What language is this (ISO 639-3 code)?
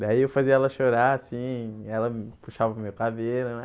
por